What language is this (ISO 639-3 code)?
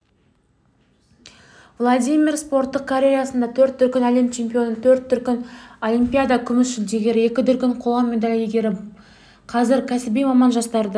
kaz